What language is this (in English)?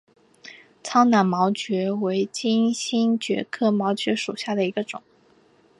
Chinese